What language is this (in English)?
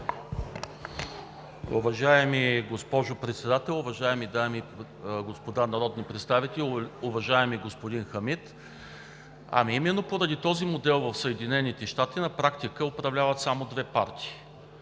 Bulgarian